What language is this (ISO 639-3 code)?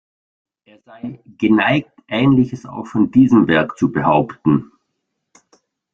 deu